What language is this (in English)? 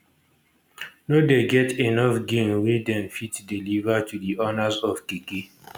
Nigerian Pidgin